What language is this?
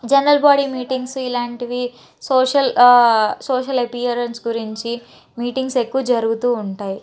Telugu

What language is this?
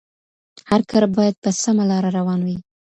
Pashto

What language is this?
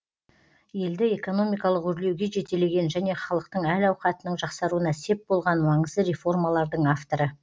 Kazakh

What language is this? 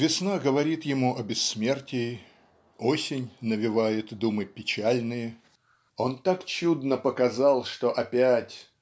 Russian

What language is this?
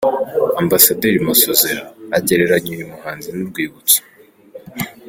Kinyarwanda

